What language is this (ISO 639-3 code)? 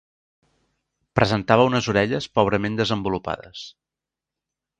cat